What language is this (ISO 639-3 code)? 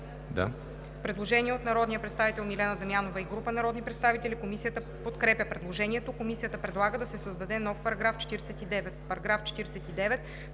bul